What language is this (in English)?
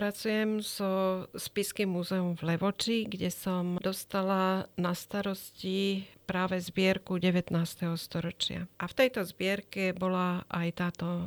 Slovak